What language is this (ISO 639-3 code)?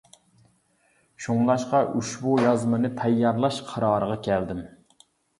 uig